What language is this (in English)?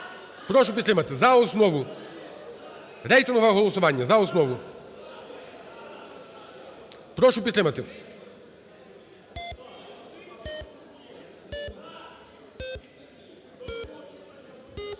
Ukrainian